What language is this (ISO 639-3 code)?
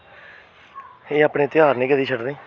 doi